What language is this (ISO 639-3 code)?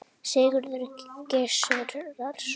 isl